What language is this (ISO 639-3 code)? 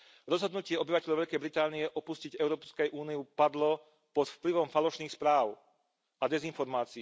slk